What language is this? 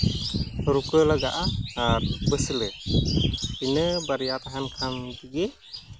Santali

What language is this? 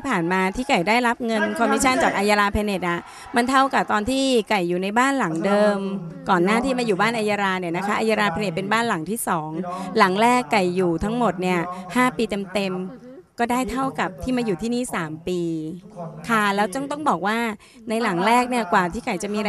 Thai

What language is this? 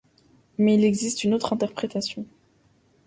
French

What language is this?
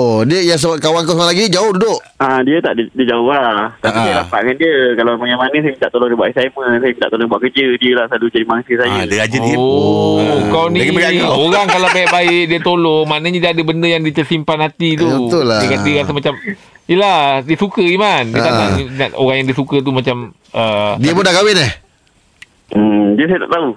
Malay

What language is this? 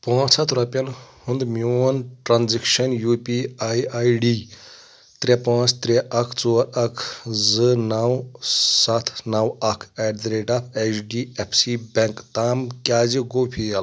Kashmiri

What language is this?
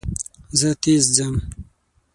Pashto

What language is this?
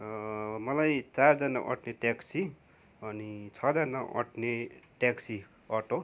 Nepali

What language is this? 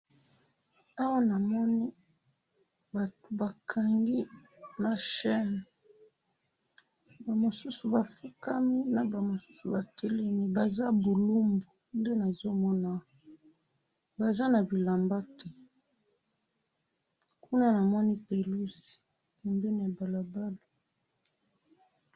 Lingala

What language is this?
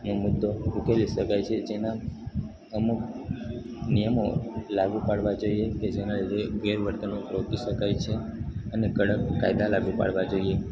Gujarati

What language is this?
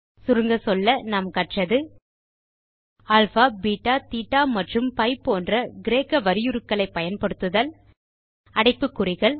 Tamil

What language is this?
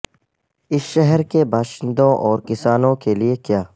Urdu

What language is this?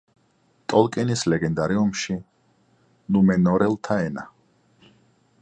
Georgian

